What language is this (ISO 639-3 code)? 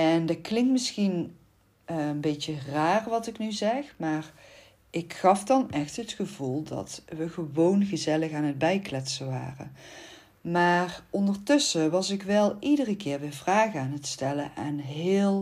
nld